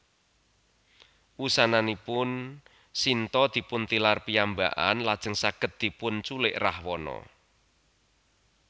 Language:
Javanese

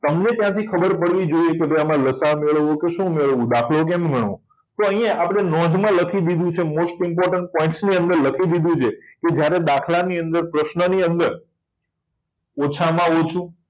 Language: Gujarati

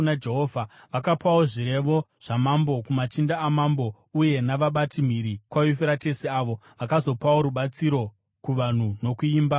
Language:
Shona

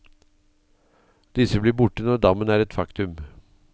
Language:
Norwegian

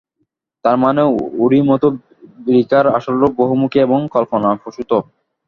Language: Bangla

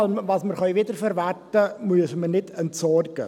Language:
Swiss German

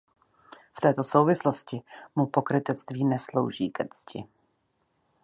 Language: Czech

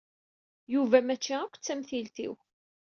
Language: Kabyle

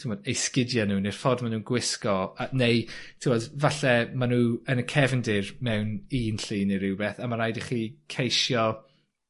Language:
Welsh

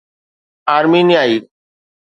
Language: Sindhi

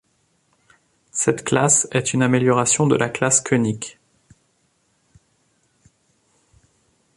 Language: French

